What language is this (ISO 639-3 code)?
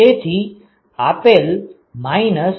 guj